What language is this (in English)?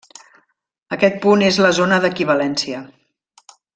Catalan